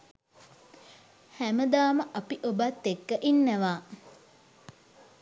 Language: Sinhala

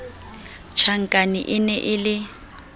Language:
Southern Sotho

